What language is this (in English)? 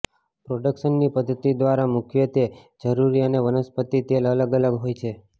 Gujarati